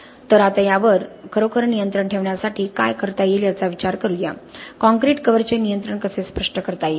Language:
Marathi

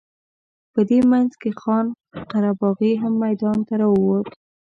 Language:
Pashto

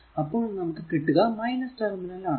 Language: Malayalam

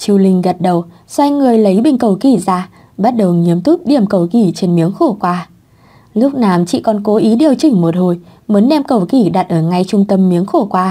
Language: Vietnamese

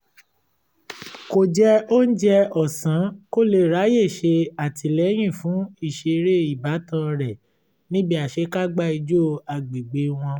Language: Yoruba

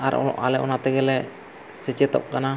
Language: Santali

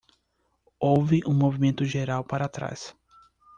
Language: Portuguese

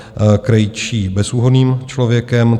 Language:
Czech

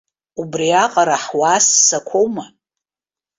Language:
Abkhazian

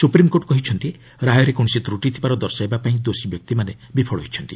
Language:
Odia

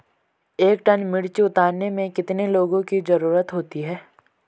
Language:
Hindi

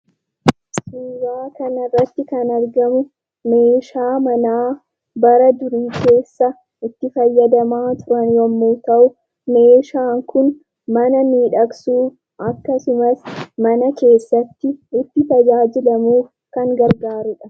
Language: Oromo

